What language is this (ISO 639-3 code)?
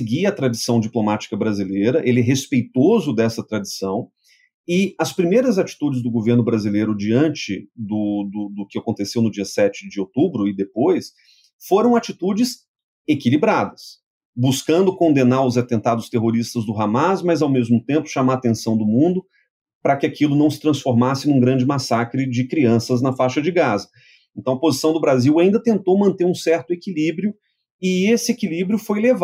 por